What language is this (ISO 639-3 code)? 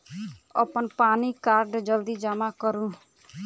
mai